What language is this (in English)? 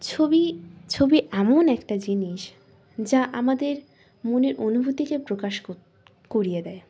Bangla